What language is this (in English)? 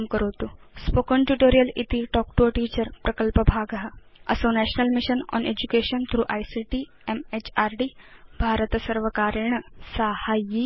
Sanskrit